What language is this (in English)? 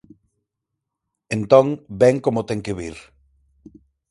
Galician